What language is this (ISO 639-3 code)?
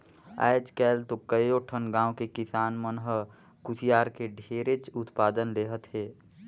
hne